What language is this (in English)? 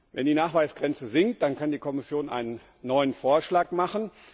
German